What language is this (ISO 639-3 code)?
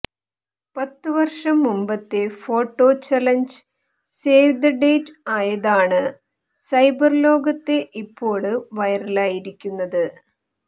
mal